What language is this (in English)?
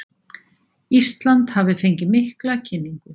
Icelandic